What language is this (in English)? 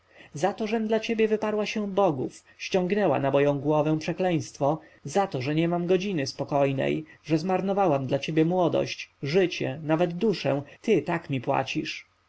Polish